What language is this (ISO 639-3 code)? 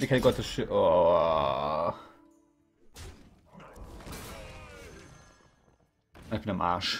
deu